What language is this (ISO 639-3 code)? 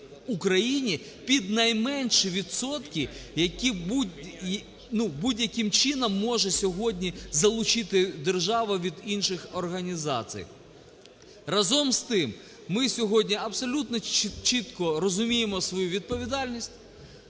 ukr